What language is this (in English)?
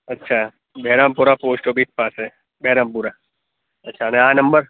Gujarati